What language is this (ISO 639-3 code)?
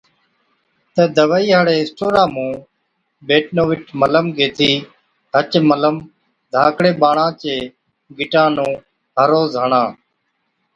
odk